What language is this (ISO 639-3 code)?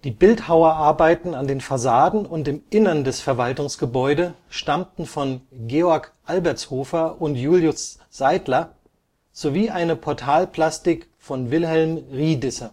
deu